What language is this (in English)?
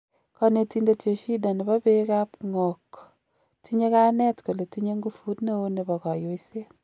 Kalenjin